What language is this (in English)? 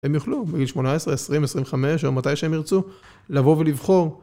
Hebrew